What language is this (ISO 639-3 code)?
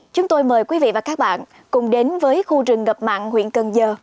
vie